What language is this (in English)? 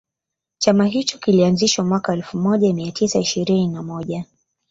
Swahili